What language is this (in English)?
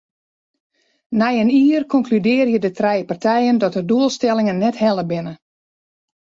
Western Frisian